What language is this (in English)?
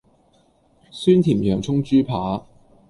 Cantonese